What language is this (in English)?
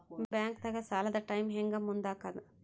Kannada